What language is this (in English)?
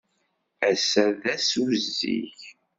Kabyle